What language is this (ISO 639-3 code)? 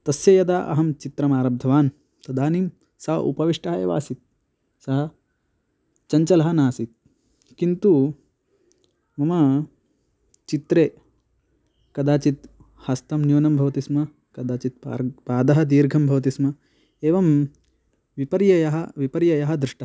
san